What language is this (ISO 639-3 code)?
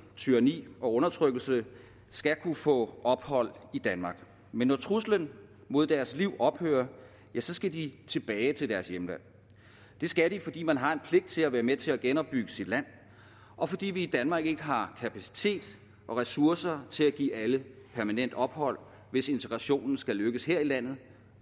dan